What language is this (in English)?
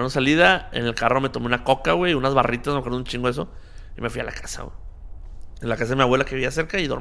Spanish